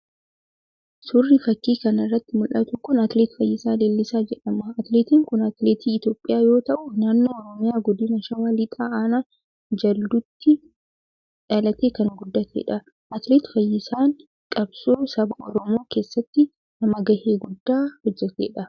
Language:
Oromo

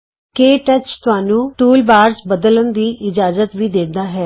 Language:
Punjabi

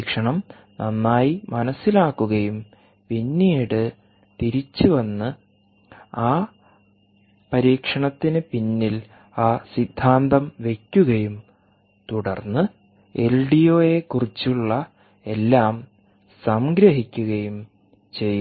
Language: Malayalam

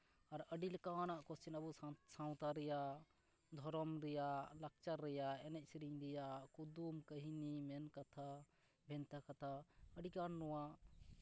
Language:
Santali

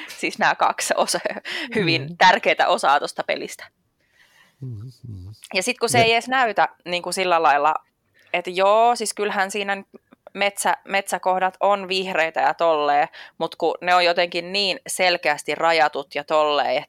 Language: Finnish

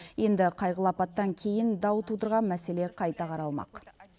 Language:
Kazakh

